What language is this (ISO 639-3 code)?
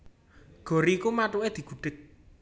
jav